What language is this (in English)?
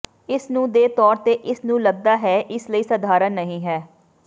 Punjabi